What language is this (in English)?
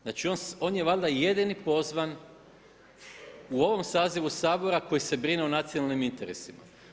Croatian